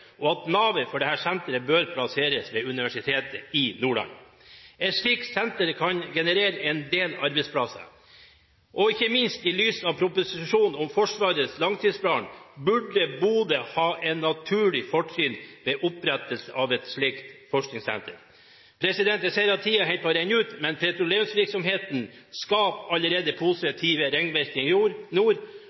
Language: Norwegian Bokmål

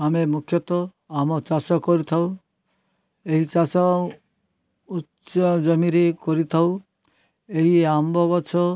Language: Odia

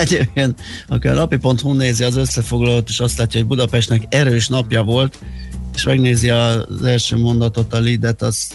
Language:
Hungarian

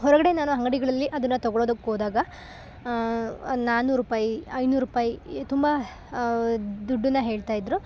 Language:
Kannada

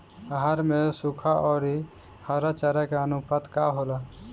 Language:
Bhojpuri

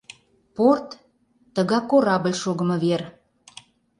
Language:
Mari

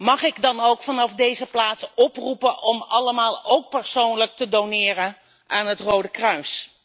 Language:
Dutch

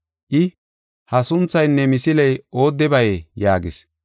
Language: Gofa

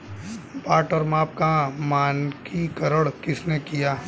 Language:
Hindi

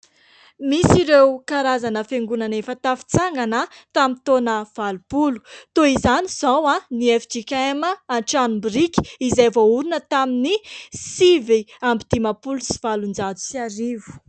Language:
Malagasy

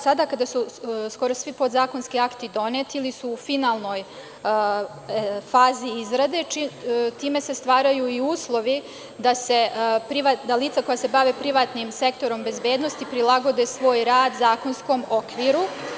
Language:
Serbian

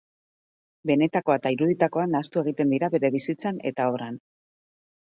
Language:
Basque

